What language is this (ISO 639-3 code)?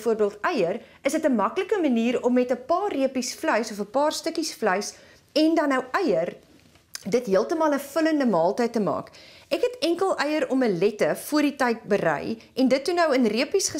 nld